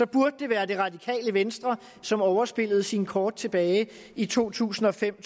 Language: Danish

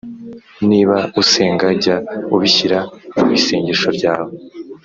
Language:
Kinyarwanda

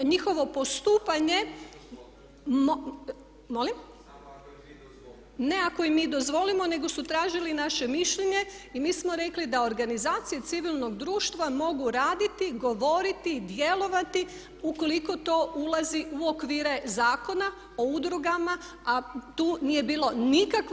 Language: Croatian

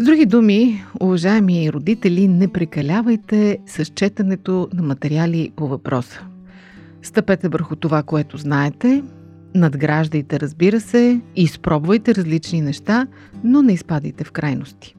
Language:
Bulgarian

